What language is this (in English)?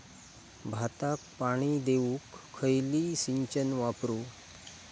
Marathi